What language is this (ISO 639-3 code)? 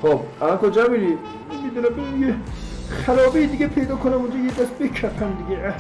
fas